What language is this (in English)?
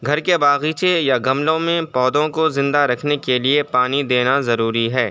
Urdu